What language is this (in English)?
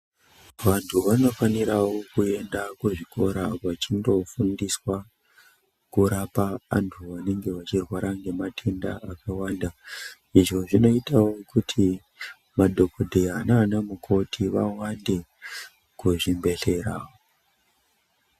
Ndau